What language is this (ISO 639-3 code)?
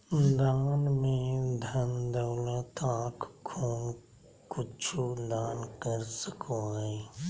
mag